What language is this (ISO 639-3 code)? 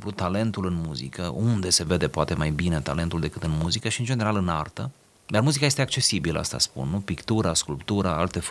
ron